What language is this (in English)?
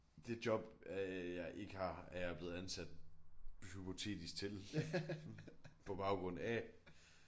Danish